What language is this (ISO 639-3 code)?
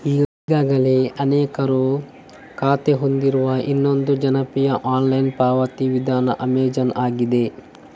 kan